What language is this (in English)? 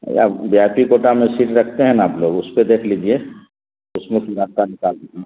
Urdu